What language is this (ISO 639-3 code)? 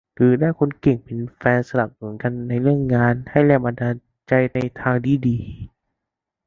tha